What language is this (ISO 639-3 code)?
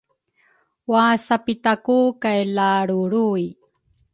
dru